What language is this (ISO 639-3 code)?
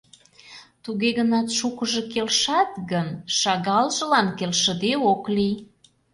chm